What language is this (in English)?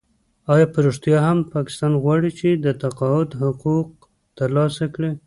Pashto